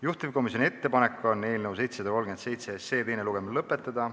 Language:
Estonian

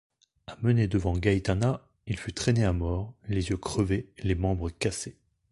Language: French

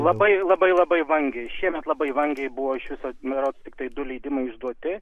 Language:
Lithuanian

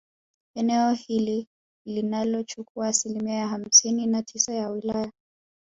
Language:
Swahili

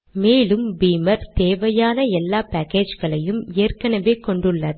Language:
Tamil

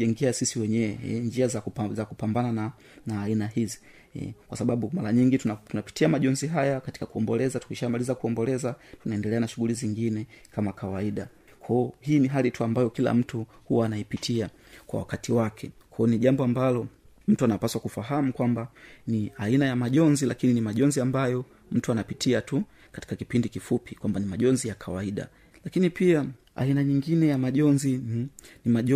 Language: Swahili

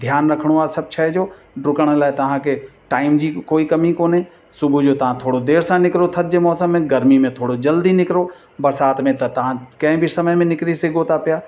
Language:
Sindhi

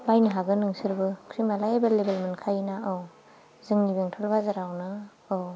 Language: Bodo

